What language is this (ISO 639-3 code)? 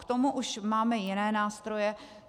ces